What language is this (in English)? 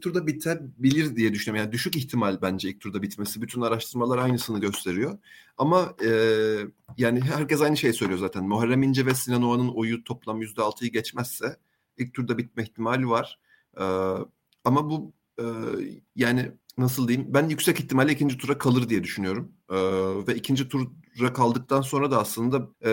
Turkish